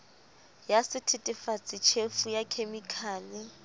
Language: Southern Sotho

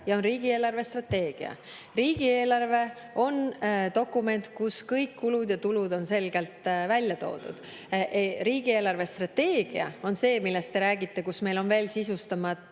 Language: Estonian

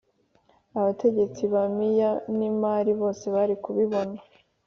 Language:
Kinyarwanda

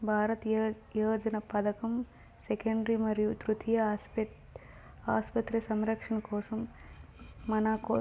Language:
Telugu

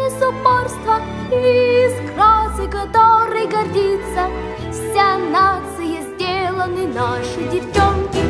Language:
Russian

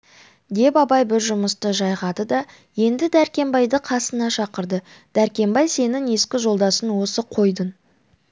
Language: Kazakh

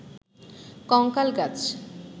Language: Bangla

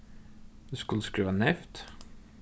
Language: Faroese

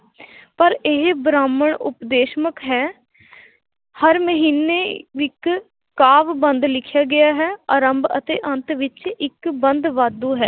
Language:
Punjabi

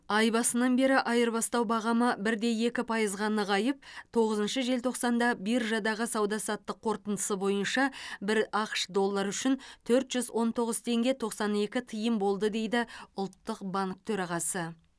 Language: Kazakh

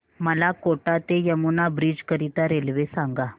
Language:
Marathi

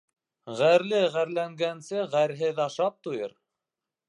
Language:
Bashkir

